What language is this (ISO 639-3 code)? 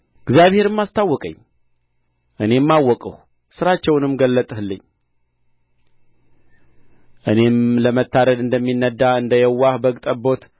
amh